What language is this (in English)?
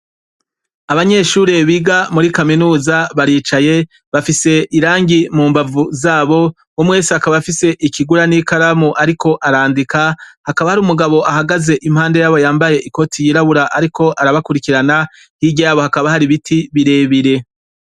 Rundi